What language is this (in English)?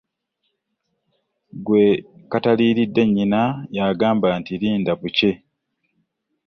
Ganda